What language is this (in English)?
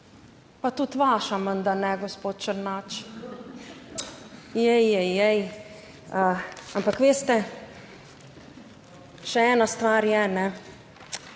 Slovenian